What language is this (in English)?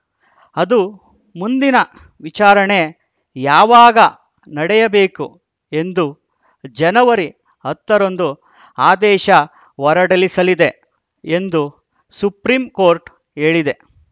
Kannada